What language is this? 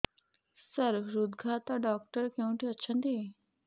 Odia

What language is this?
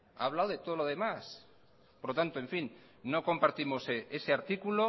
Spanish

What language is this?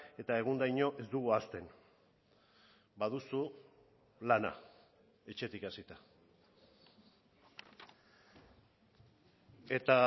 Basque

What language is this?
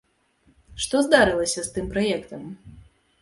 Belarusian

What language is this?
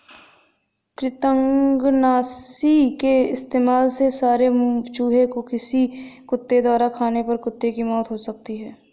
Hindi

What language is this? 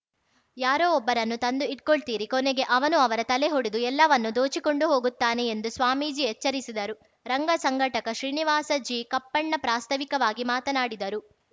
Kannada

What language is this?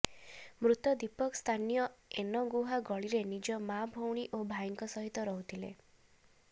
Odia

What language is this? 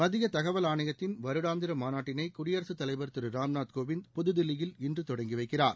Tamil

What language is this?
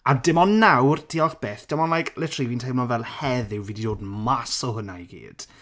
Welsh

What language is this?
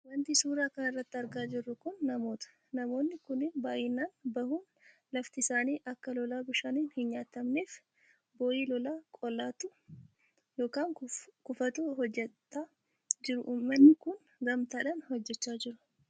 Oromo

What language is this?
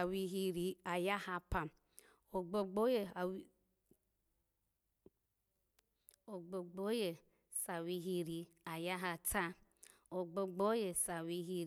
Alago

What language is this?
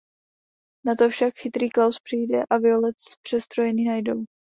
Czech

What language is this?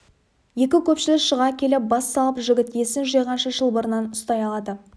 Kazakh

